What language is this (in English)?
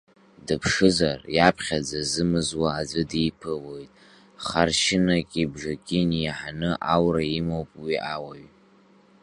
Abkhazian